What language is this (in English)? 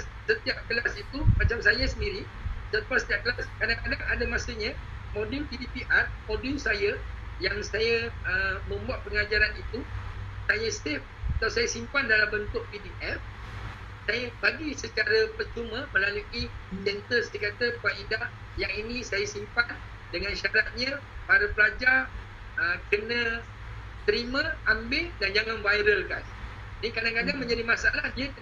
Malay